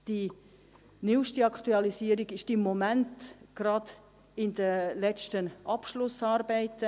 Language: Swiss German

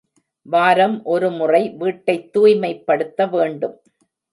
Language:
Tamil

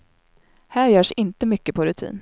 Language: Swedish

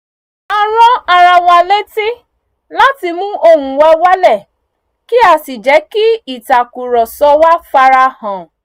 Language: Yoruba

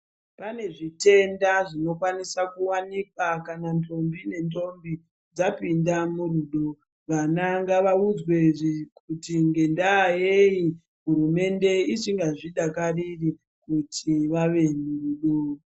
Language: Ndau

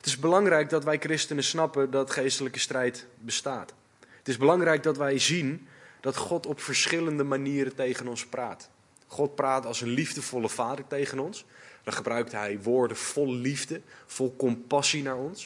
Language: Dutch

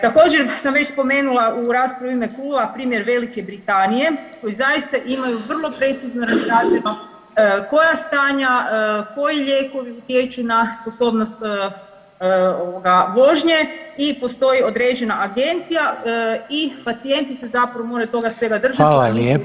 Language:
Croatian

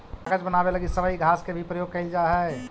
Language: Magahi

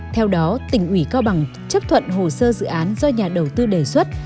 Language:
Vietnamese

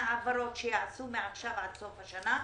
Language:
Hebrew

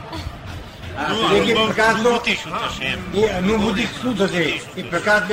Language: Gujarati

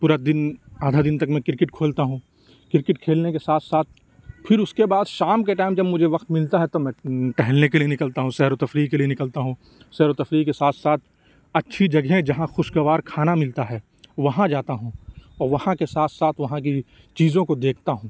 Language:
Urdu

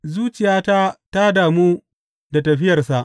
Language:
Hausa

